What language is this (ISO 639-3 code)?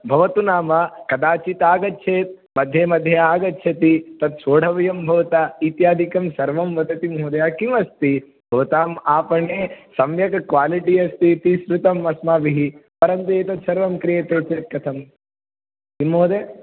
san